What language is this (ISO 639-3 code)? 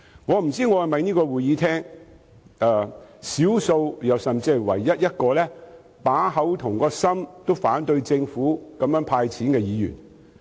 yue